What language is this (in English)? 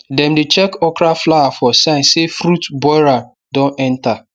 Nigerian Pidgin